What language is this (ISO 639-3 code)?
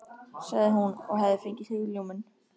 isl